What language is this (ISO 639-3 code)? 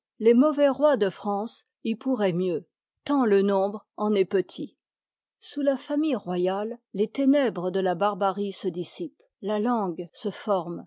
fra